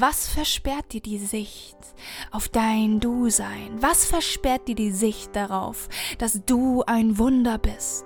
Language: German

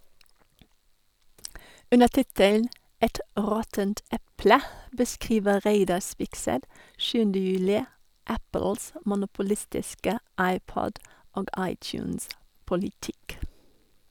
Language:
Norwegian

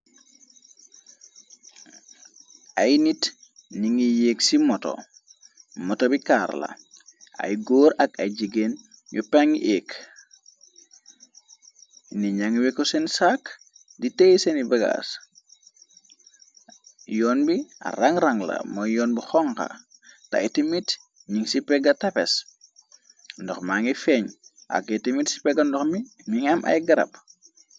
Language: Wolof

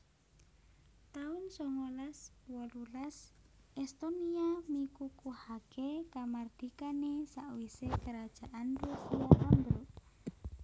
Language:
Javanese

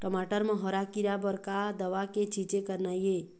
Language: Chhattisgarhi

